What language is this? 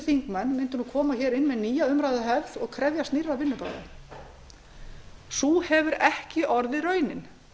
Icelandic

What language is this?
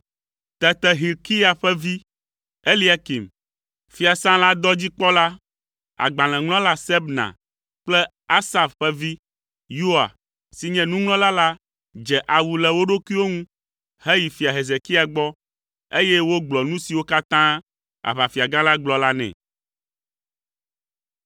Ewe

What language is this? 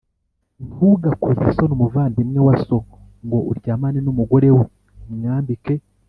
Kinyarwanda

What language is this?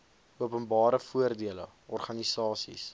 Afrikaans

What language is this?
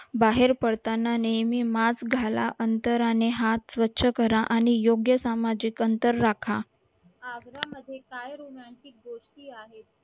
Marathi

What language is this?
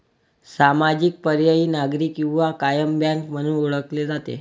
Marathi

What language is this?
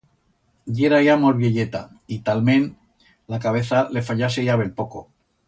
Aragonese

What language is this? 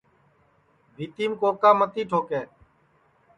Sansi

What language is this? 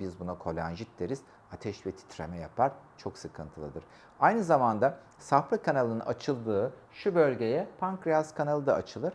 Turkish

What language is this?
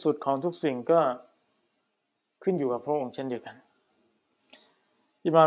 Thai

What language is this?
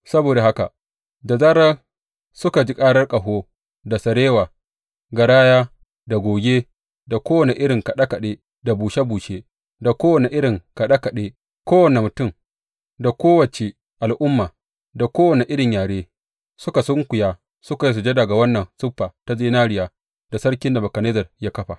Hausa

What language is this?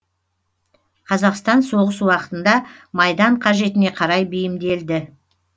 Kazakh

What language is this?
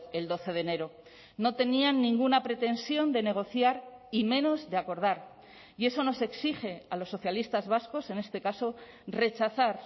Spanish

